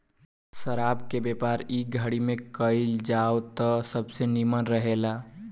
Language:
Bhojpuri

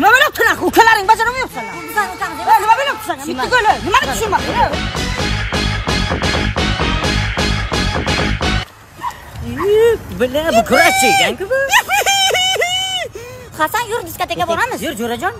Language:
Turkish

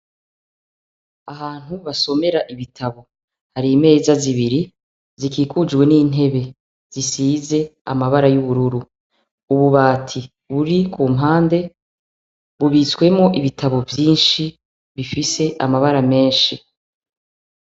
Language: Rundi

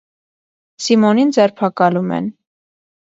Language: Armenian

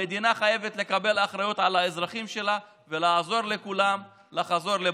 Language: Hebrew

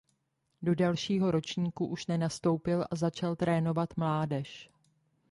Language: Czech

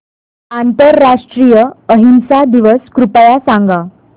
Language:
Marathi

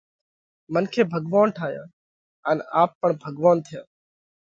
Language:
Parkari Koli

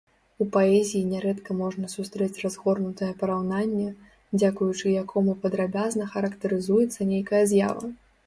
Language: Belarusian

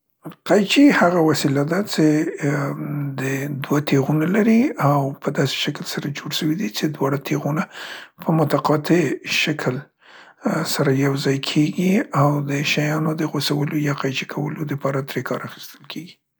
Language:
Central Pashto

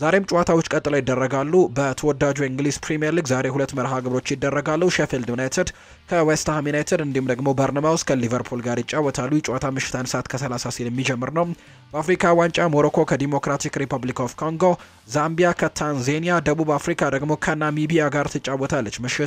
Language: Arabic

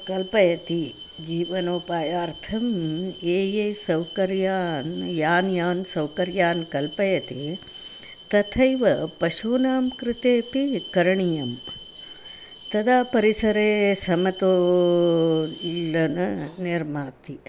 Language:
Sanskrit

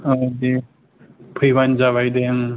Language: Bodo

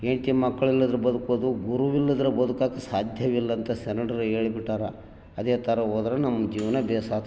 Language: Kannada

